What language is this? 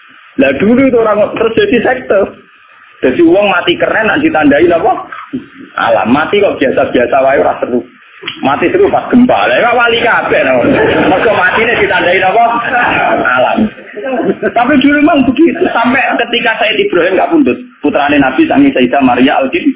Indonesian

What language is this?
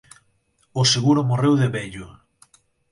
Galician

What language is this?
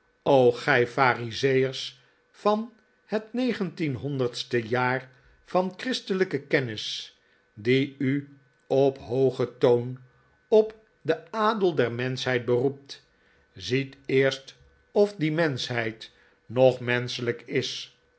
Dutch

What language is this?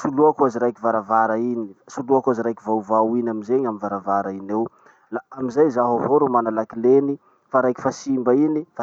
Masikoro Malagasy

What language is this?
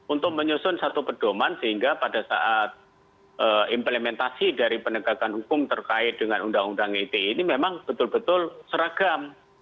Indonesian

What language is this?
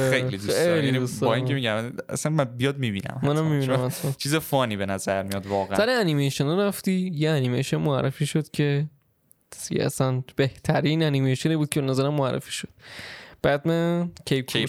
Persian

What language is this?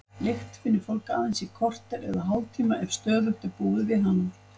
Icelandic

